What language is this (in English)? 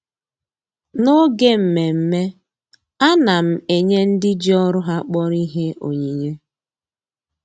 Igbo